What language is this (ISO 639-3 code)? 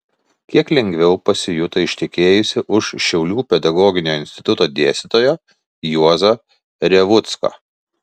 lit